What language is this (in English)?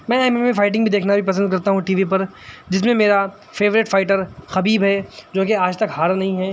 Urdu